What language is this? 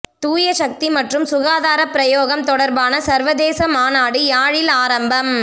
Tamil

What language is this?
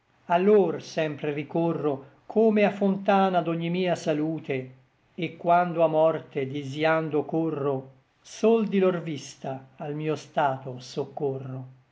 Italian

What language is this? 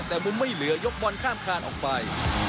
Thai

